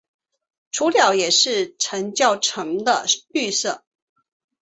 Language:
Chinese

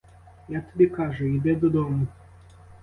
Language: Ukrainian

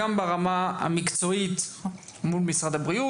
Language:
Hebrew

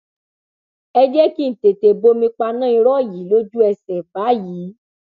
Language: Yoruba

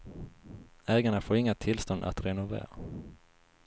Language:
Swedish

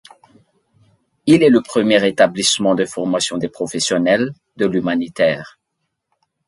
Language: French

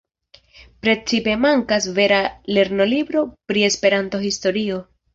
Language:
Esperanto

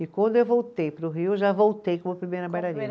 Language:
Portuguese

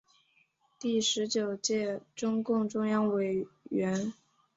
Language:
Chinese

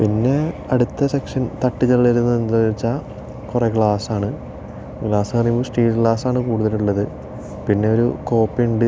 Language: Malayalam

